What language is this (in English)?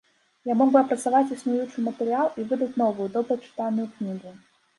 Belarusian